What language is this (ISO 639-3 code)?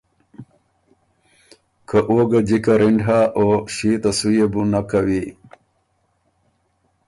oru